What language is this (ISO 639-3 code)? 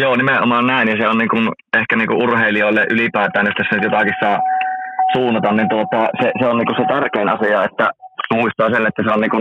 fin